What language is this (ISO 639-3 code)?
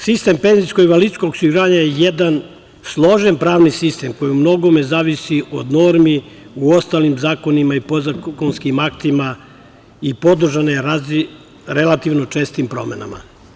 srp